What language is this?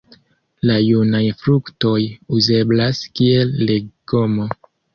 Esperanto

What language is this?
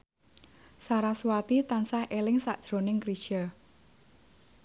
Javanese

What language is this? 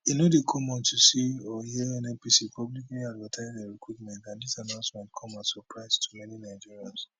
Nigerian Pidgin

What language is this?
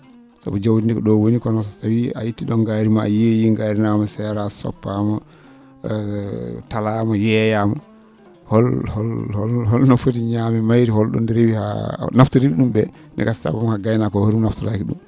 Fula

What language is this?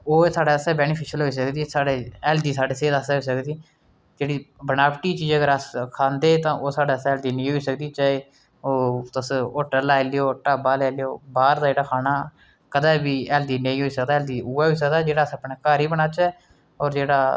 Dogri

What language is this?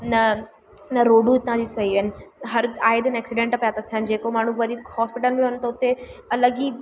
Sindhi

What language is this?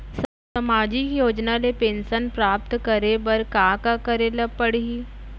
Chhattisgarhi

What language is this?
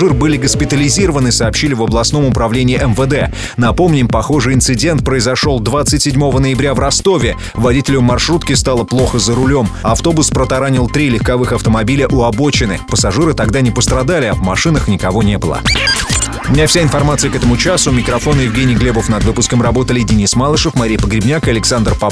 Russian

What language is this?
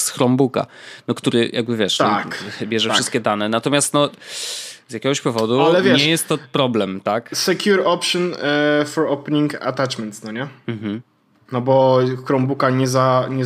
Polish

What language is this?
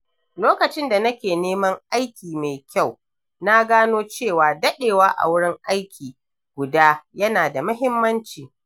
Hausa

